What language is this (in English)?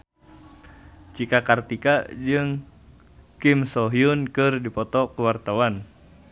Sundanese